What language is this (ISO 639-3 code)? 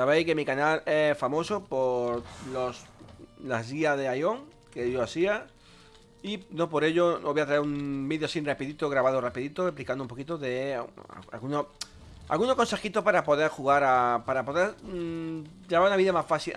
spa